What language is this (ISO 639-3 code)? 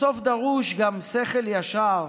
heb